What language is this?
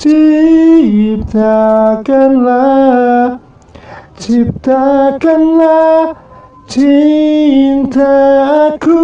Indonesian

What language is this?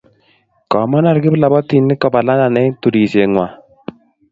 Kalenjin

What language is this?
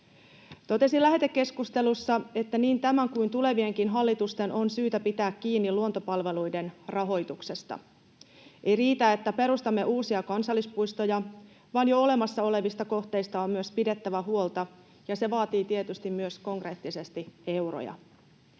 Finnish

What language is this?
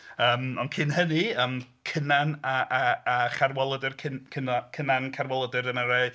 Welsh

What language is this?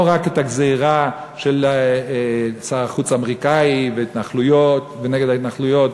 Hebrew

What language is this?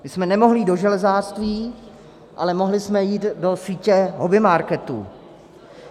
Czech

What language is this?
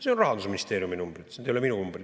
Estonian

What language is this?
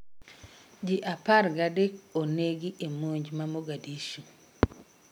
Luo (Kenya and Tanzania)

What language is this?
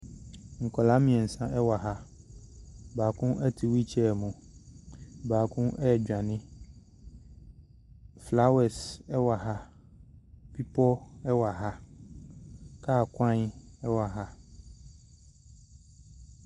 Akan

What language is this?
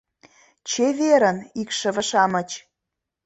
Mari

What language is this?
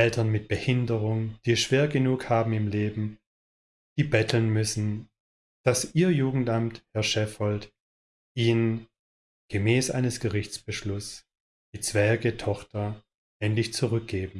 German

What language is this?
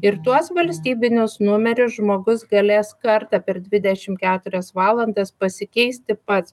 Lithuanian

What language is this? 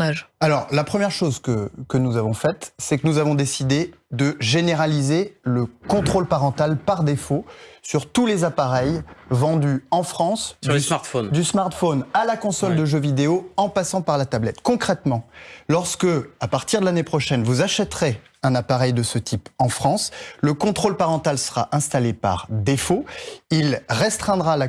French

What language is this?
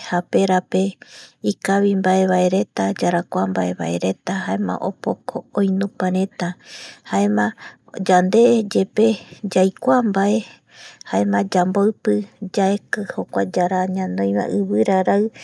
Eastern Bolivian Guaraní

